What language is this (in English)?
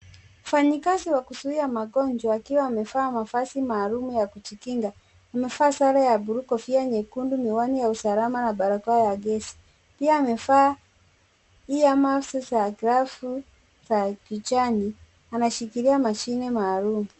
Swahili